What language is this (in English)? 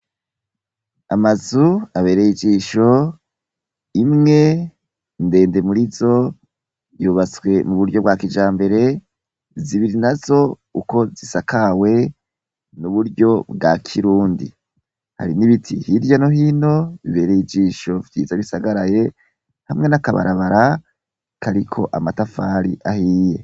Rundi